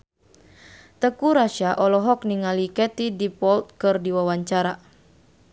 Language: Sundanese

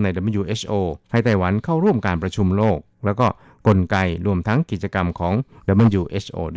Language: Thai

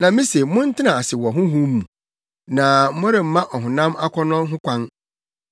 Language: Akan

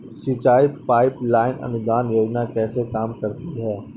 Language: Hindi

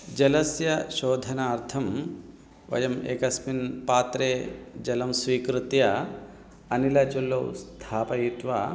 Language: Sanskrit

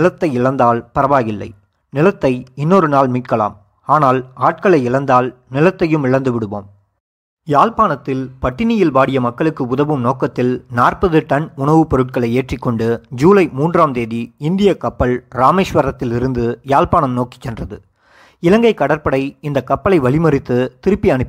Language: Tamil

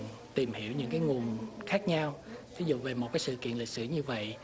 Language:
Vietnamese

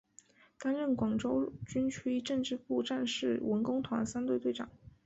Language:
Chinese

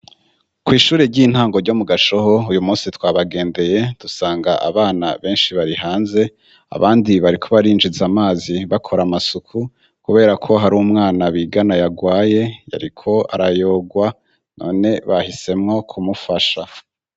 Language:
Rundi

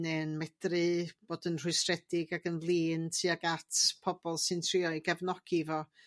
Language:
Welsh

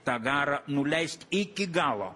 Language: Lithuanian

